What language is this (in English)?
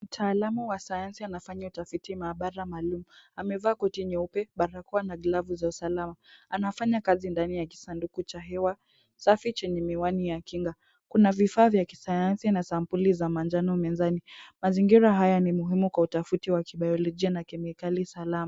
Swahili